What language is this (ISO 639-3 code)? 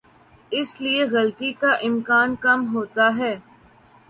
urd